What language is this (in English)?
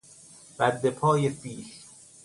Persian